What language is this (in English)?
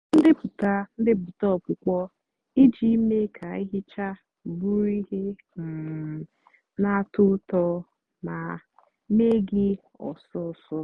Igbo